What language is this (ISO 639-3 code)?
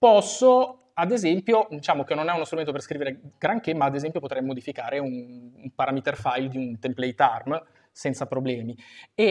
ita